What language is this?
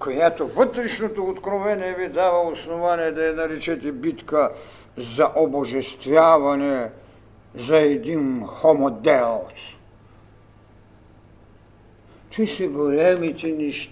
Bulgarian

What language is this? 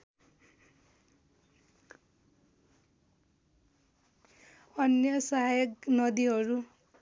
Nepali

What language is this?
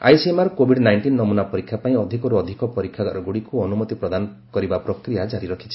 Odia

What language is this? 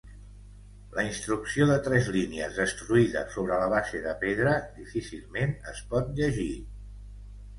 Catalan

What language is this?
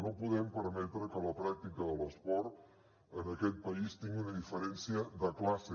Catalan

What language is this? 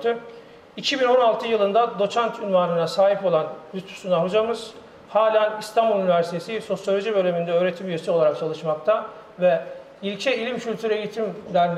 Turkish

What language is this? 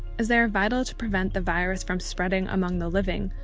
English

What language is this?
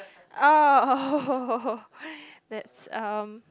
English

